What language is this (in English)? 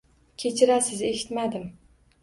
Uzbek